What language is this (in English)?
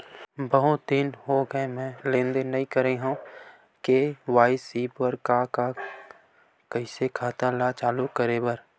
Chhattisgarhi